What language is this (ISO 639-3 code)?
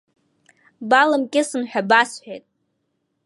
abk